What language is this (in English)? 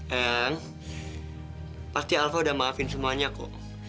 Indonesian